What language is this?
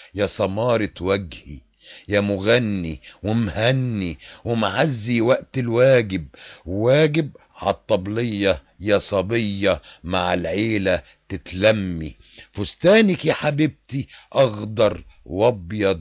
Arabic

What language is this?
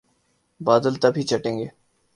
Urdu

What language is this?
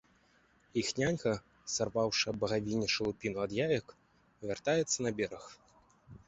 Belarusian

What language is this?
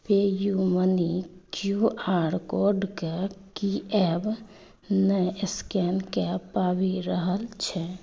Maithili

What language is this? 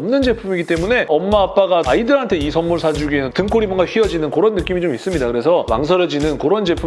Korean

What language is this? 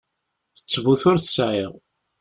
Kabyle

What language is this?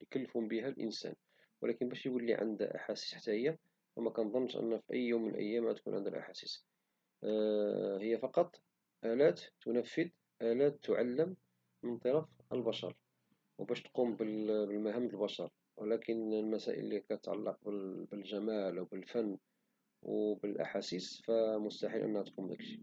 Moroccan Arabic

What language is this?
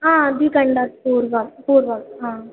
Sanskrit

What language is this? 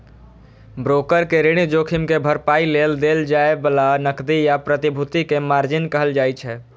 Maithili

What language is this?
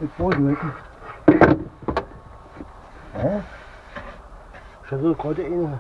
German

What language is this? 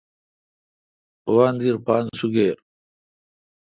Kalkoti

